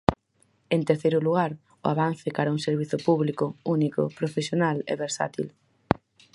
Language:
Galician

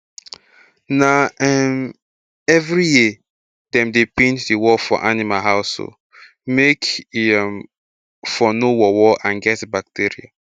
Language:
Nigerian Pidgin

